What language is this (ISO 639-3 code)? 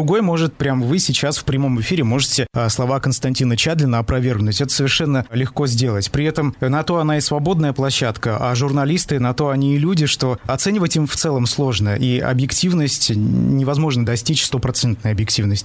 rus